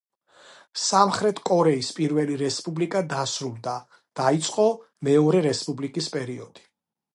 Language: Georgian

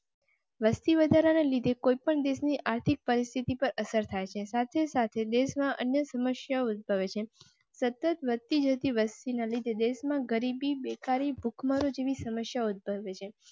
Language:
Gujarati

